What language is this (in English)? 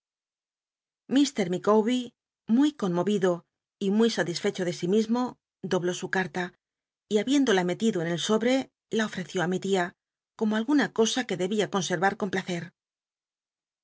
Spanish